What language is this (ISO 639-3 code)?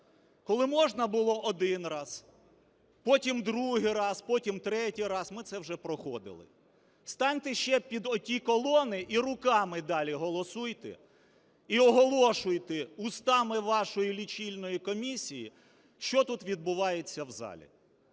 ukr